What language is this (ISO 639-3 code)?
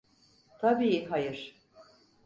tur